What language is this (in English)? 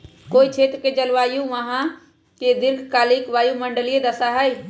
Magahi